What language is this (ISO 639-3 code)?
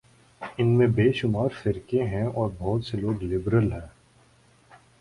urd